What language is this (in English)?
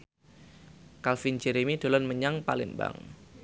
Javanese